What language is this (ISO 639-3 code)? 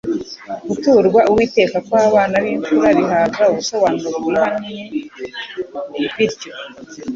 kin